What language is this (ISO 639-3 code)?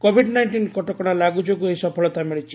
ori